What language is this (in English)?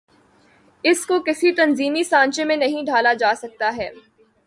Urdu